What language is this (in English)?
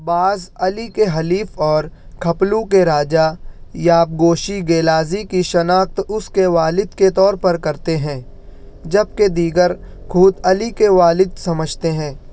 Urdu